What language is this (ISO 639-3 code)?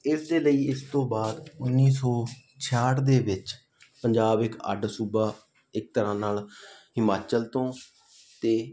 pan